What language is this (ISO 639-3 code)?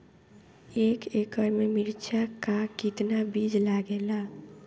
bho